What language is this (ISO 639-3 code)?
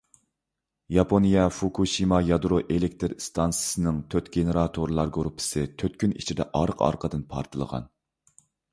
uig